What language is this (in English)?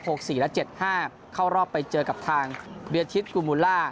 Thai